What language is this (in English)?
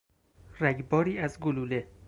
Persian